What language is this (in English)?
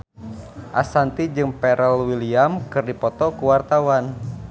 Sundanese